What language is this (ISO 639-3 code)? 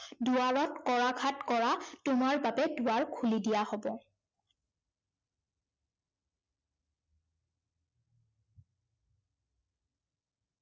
asm